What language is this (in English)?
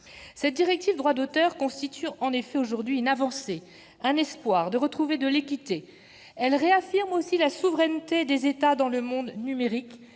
French